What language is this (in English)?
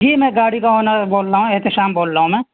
Urdu